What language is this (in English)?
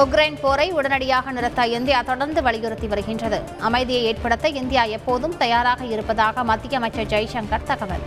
Tamil